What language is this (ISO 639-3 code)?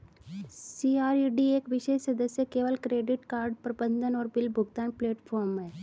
hin